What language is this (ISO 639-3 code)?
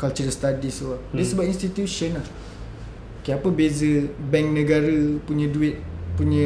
msa